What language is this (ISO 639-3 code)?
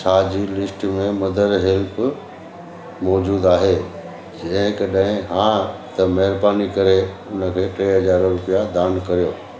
snd